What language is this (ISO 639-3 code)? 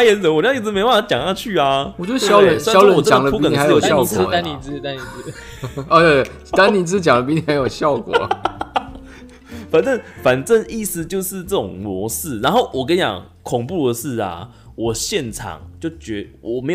zho